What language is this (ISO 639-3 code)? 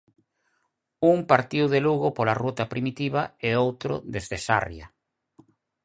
glg